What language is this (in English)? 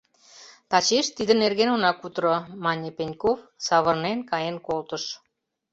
Mari